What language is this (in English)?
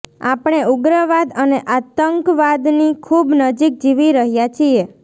Gujarati